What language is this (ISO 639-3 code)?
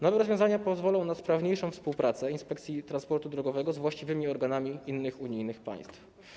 pol